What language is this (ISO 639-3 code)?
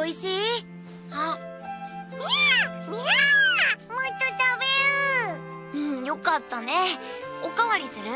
jpn